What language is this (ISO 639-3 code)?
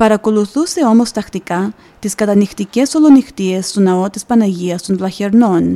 ell